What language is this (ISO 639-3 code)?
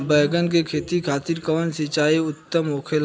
bho